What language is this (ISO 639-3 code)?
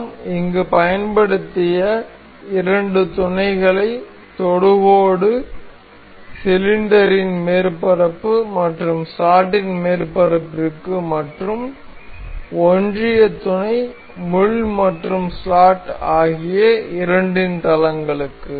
tam